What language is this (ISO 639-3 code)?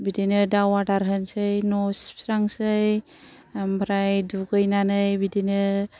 brx